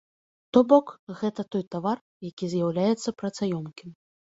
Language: Belarusian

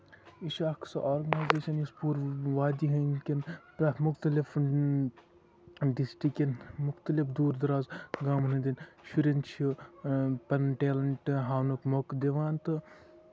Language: Kashmiri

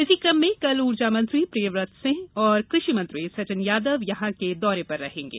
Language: Hindi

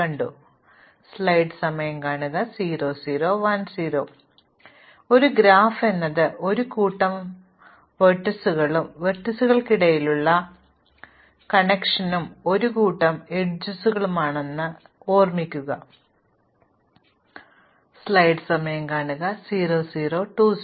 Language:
Malayalam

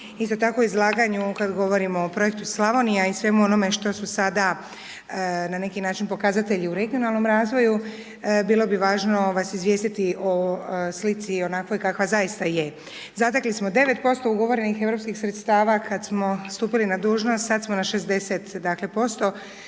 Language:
Croatian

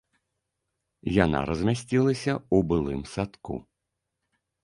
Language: Belarusian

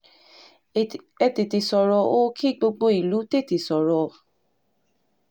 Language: Yoruba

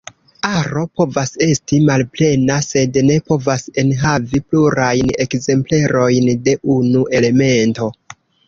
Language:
Esperanto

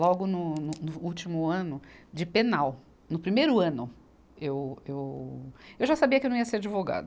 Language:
Portuguese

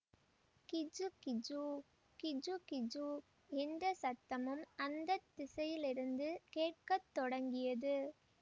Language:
Tamil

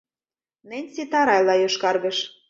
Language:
Mari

